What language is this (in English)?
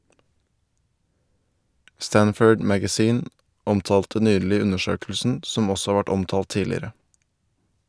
Norwegian